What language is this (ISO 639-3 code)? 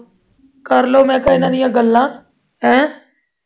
pan